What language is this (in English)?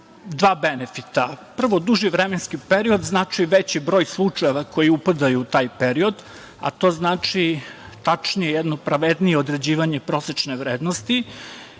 Serbian